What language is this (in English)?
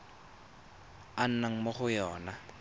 Tswana